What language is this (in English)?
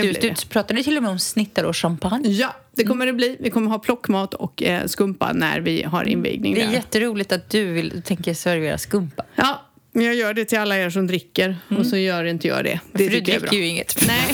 Swedish